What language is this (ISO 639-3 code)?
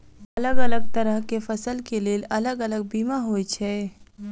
mai